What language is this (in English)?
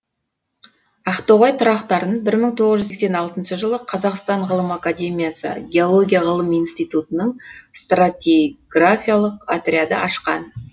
Kazakh